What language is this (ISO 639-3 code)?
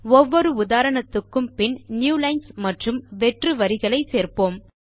tam